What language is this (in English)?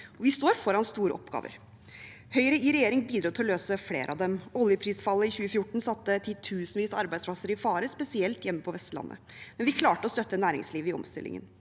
Norwegian